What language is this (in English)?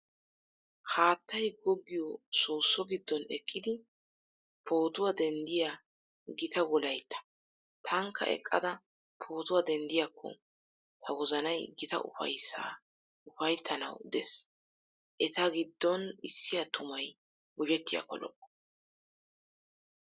Wolaytta